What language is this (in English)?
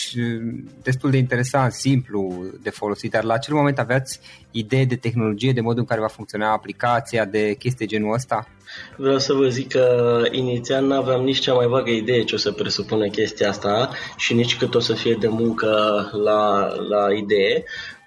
Romanian